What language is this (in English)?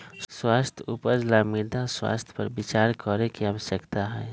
Magahi